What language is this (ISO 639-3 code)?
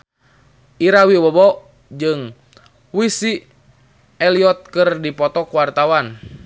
sun